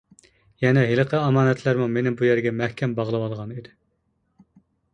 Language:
Uyghur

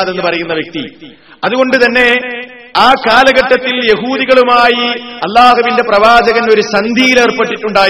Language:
Malayalam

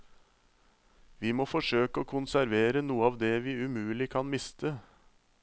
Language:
Norwegian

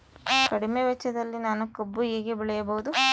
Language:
Kannada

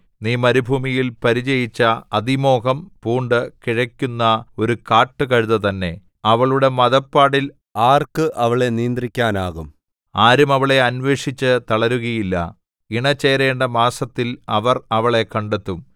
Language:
Malayalam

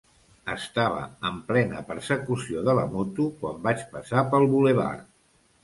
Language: Catalan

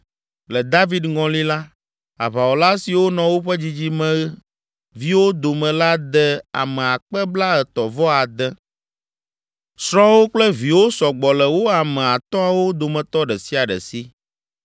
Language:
Ewe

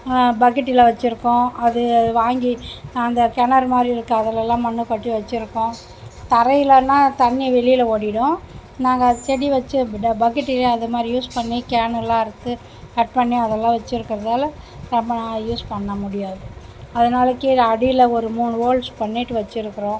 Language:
Tamil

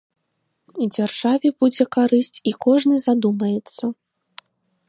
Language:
Belarusian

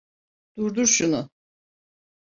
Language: Turkish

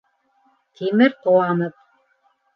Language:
Bashkir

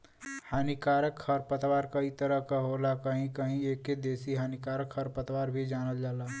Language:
Bhojpuri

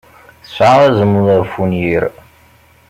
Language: Kabyle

